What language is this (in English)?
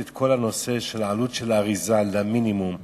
Hebrew